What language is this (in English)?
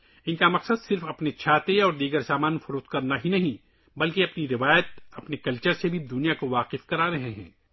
Urdu